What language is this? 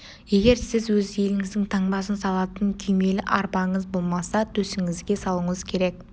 Kazakh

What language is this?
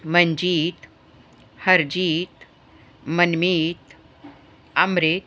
Punjabi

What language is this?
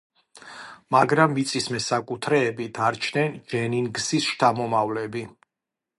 Georgian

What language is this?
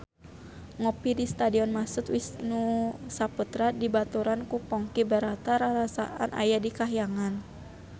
Sundanese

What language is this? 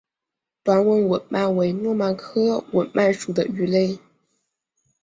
Chinese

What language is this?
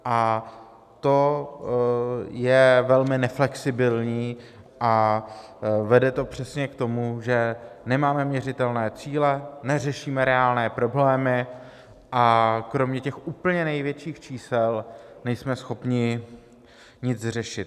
Czech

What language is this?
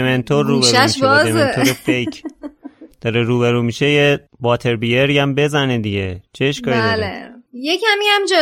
Persian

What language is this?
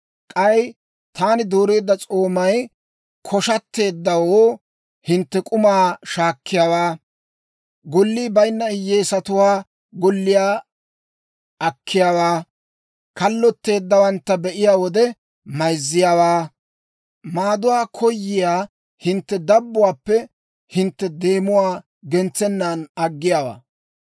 Dawro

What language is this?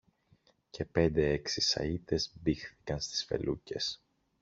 Greek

